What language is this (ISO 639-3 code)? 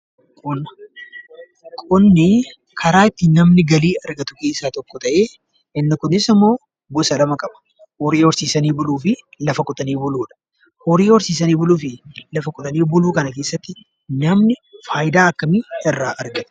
orm